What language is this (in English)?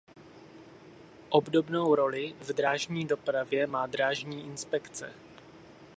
Czech